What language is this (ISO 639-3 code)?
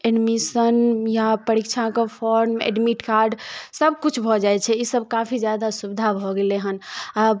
mai